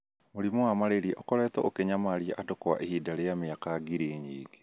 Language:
Kikuyu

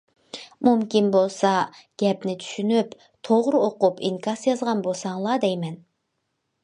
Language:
Uyghur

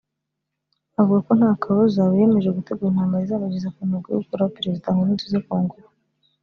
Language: Kinyarwanda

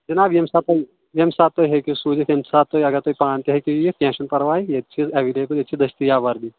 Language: Kashmiri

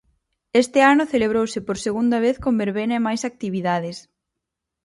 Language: Galician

